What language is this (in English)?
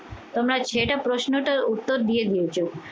Bangla